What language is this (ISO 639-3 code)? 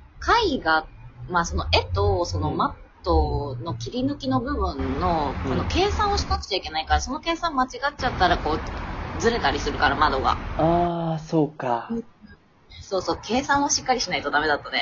jpn